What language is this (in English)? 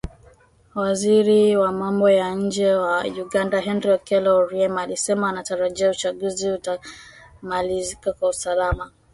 Swahili